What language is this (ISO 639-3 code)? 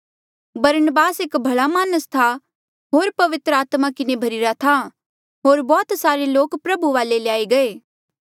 mjl